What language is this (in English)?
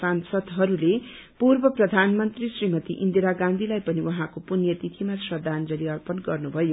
Nepali